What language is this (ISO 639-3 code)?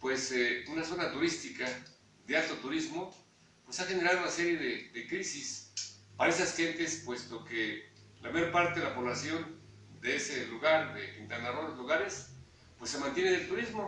spa